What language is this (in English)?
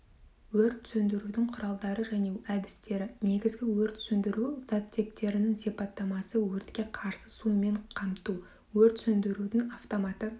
Kazakh